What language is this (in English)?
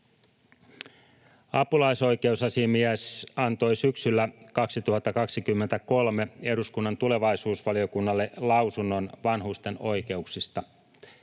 Finnish